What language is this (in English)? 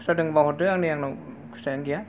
Bodo